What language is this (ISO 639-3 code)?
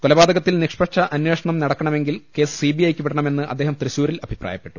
mal